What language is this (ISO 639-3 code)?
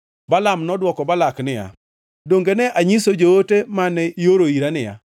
luo